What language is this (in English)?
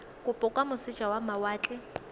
Tswana